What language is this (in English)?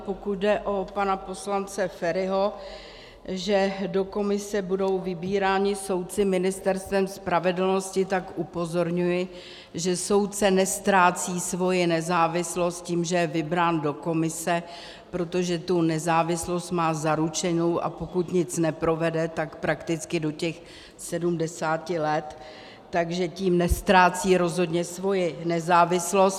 Czech